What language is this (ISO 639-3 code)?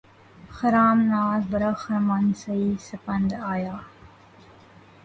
urd